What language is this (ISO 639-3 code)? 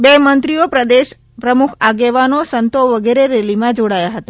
guj